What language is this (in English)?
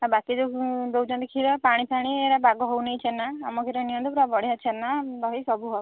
Odia